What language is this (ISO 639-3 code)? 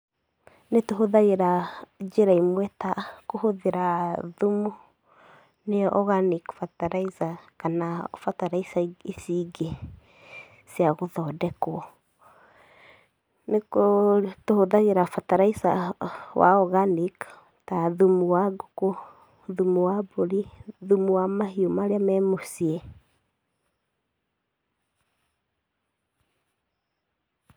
kik